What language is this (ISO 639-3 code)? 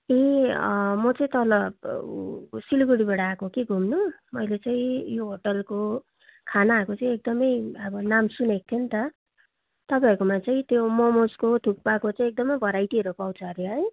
nep